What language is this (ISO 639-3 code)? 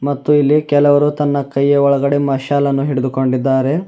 kan